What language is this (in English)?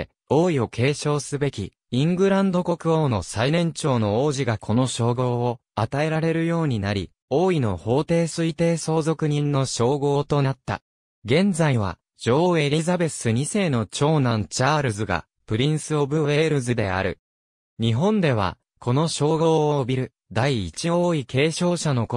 Japanese